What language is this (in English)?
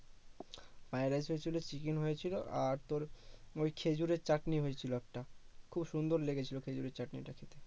Bangla